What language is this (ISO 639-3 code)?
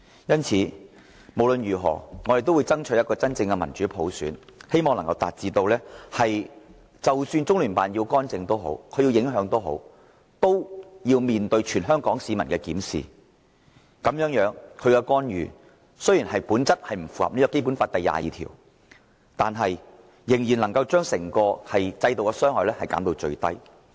yue